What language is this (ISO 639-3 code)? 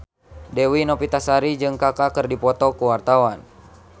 sun